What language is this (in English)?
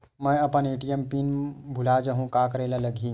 Chhattisgarhi